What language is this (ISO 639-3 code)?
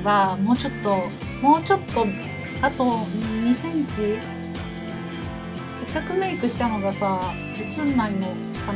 jpn